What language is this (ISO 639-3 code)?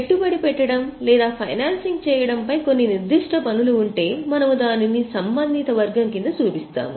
tel